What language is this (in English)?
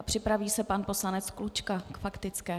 Czech